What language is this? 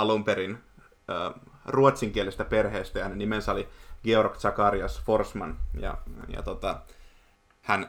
Finnish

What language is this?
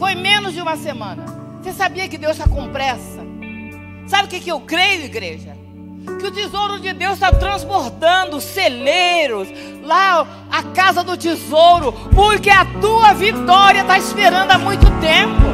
Portuguese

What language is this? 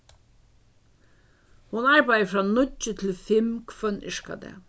Faroese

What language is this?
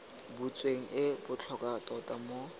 Tswana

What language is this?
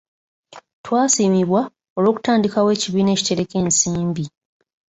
Ganda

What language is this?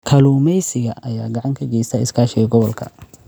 Somali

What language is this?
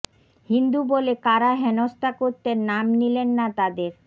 Bangla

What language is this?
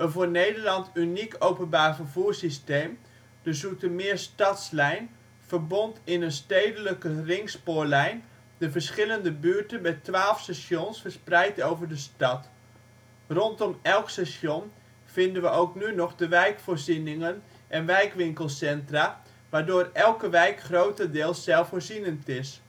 Dutch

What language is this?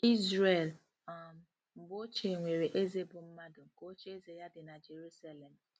Igbo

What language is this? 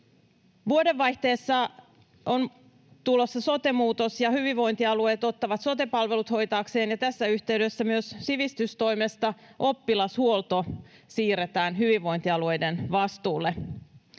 Finnish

